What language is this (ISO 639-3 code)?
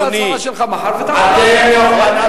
heb